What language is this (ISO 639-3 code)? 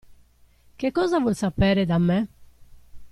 ita